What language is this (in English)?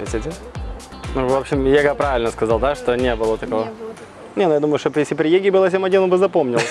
Russian